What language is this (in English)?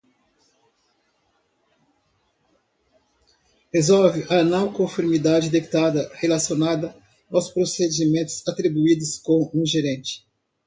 Portuguese